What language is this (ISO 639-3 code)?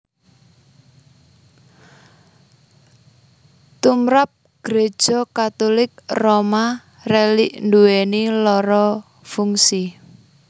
jav